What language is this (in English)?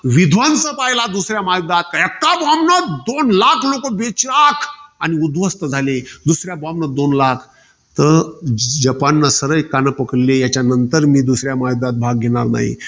Marathi